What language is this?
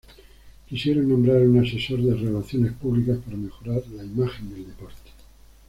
Spanish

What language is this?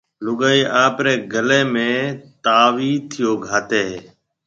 Marwari (Pakistan)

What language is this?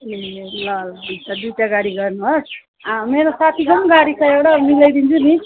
Nepali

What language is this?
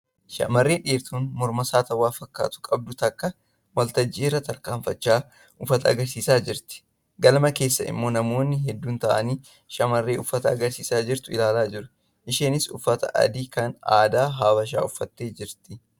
Oromo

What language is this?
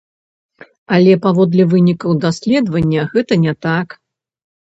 Belarusian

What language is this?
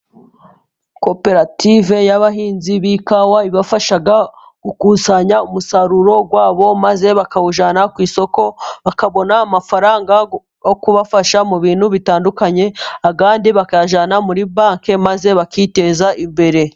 Kinyarwanda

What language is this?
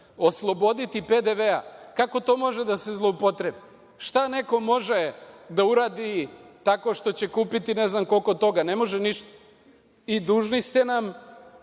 Serbian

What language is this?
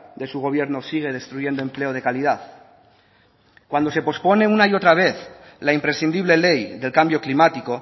Spanish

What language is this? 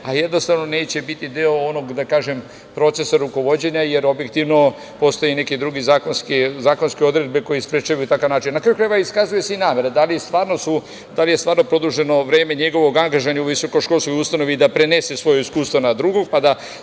Serbian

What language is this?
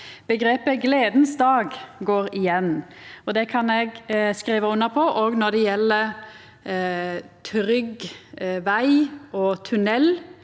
Norwegian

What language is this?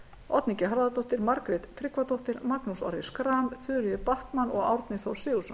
Icelandic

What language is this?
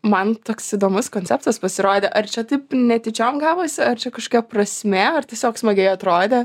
Lithuanian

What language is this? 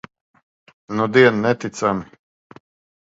Latvian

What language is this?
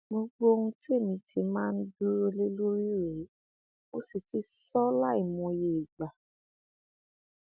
Yoruba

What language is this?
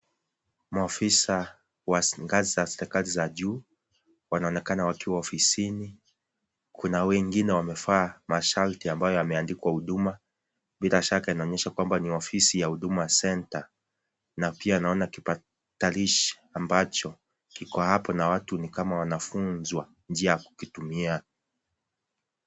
Swahili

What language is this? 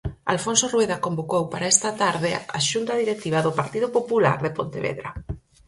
Galician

